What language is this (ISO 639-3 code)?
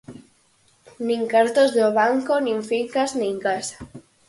glg